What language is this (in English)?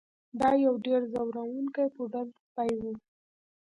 Pashto